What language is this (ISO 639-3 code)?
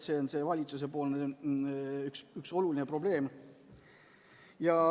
est